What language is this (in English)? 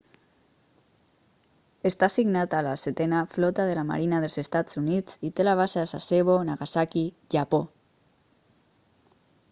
Catalan